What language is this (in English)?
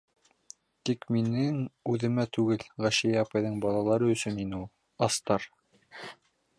Bashkir